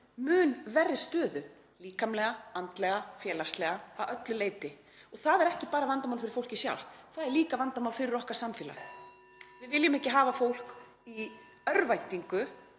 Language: Icelandic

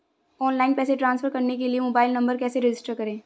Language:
Hindi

